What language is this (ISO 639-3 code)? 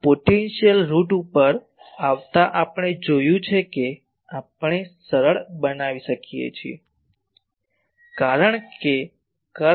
guj